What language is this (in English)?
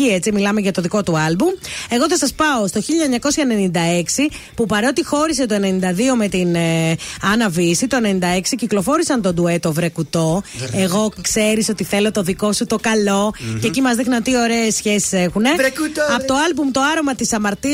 Greek